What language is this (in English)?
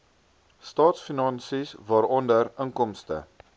Afrikaans